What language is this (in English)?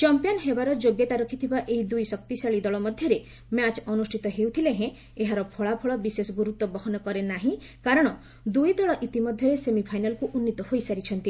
Odia